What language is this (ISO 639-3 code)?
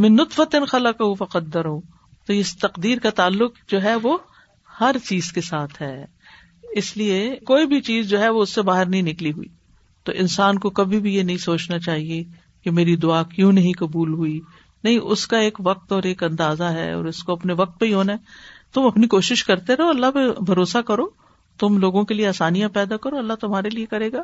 urd